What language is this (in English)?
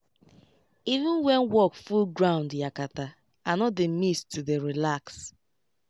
Nigerian Pidgin